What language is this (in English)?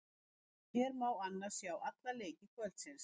Icelandic